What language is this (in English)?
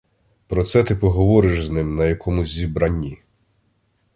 Ukrainian